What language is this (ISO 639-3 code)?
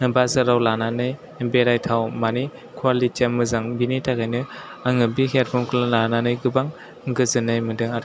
brx